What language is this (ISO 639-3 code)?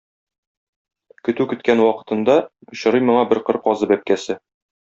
tat